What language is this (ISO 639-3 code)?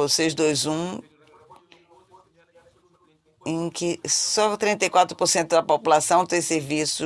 por